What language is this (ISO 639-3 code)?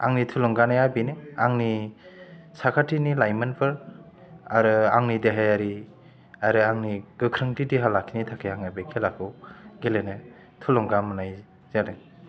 brx